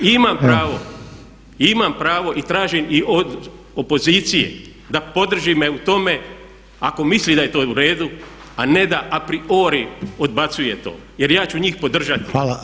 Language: Croatian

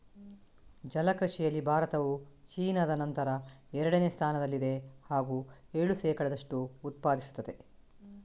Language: Kannada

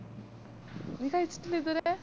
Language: Malayalam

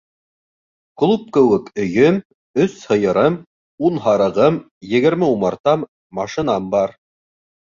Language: Bashkir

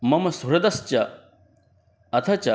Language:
Sanskrit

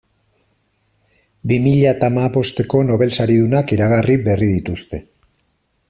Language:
Basque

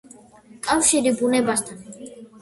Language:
Georgian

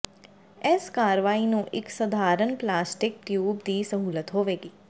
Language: Punjabi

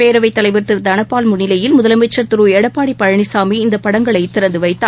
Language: Tamil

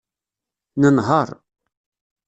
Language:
Kabyle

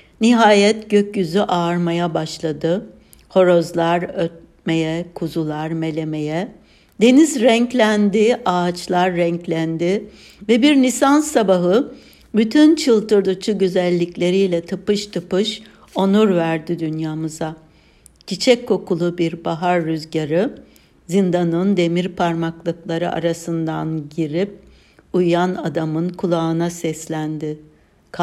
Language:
Turkish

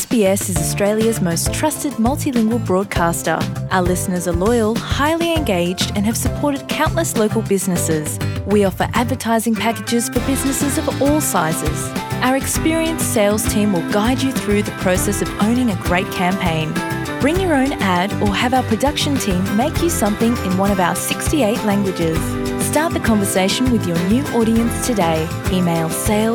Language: Croatian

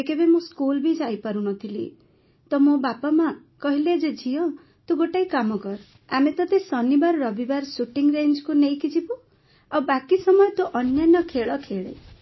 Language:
Odia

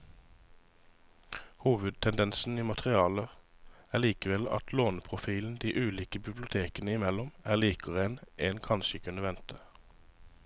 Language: Norwegian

